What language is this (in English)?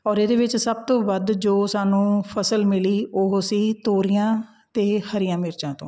Punjabi